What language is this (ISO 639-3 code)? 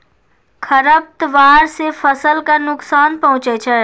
mai